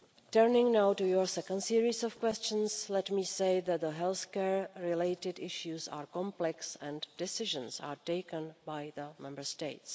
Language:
English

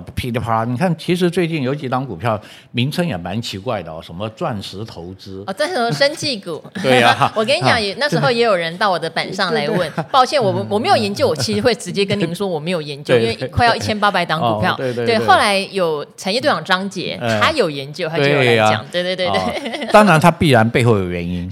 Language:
Chinese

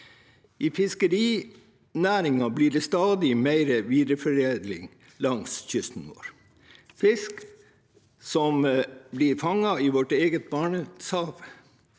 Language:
Norwegian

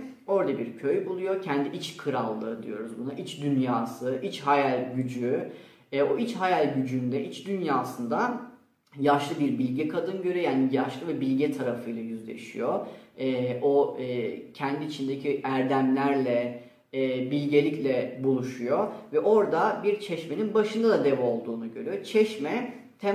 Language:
Turkish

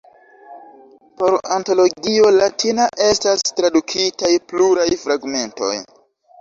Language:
Esperanto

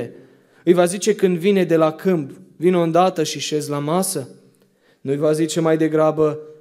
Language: Romanian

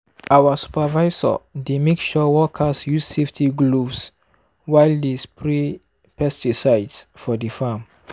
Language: Nigerian Pidgin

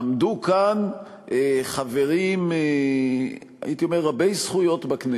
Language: Hebrew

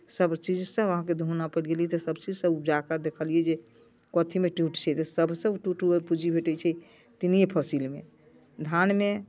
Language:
Maithili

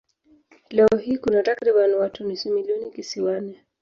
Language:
Swahili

